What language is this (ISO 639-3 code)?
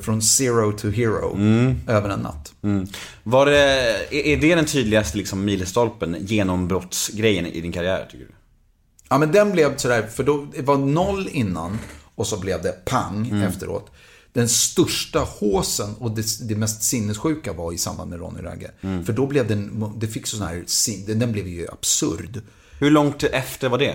swe